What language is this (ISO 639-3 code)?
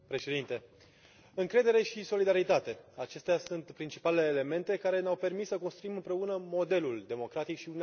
ron